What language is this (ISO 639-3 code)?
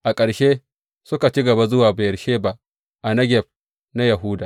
hau